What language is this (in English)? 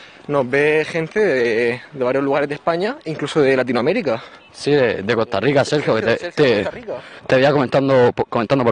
Spanish